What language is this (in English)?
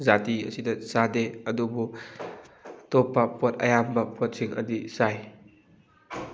Manipuri